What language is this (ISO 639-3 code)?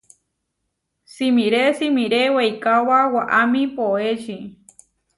var